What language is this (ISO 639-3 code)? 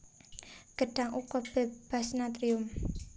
jav